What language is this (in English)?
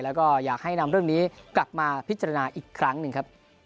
Thai